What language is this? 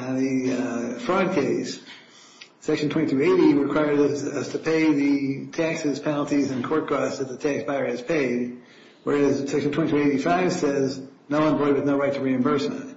English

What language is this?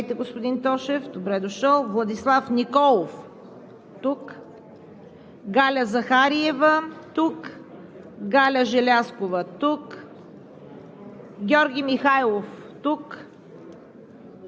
Bulgarian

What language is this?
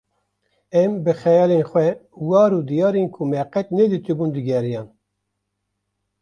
Kurdish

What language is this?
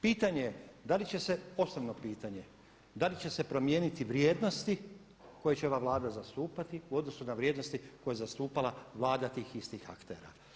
Croatian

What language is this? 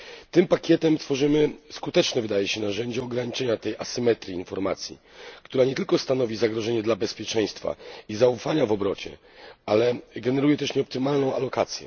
Polish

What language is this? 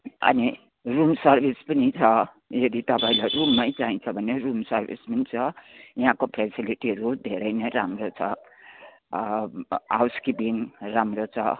Nepali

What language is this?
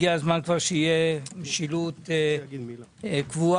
Hebrew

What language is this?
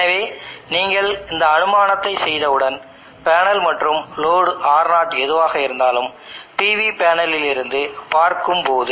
Tamil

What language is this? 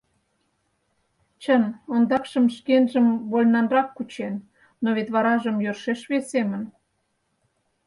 Mari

